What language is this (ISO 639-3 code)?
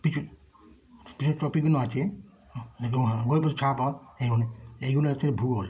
ben